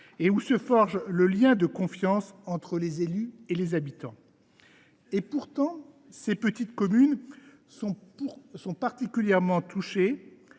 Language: French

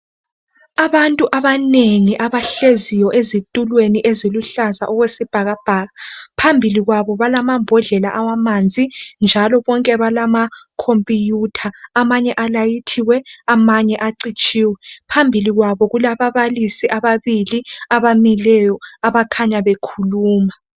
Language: North Ndebele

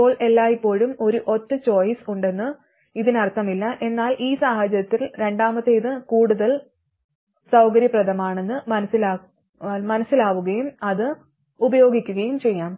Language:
Malayalam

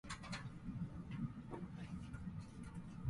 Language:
Japanese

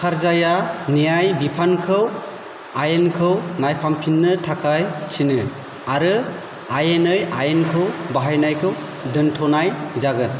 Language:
Bodo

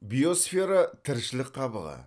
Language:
Kazakh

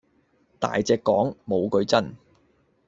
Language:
Cantonese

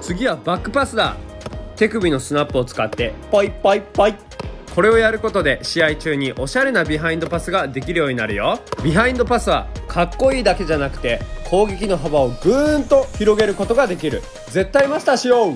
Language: Japanese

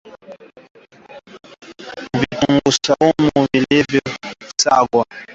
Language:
Swahili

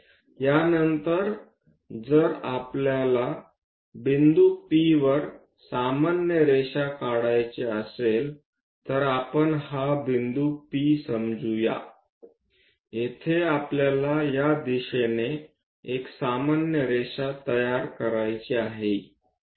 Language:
Marathi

